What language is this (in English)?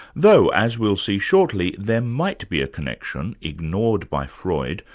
English